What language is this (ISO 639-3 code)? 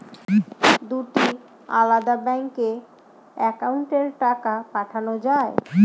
ben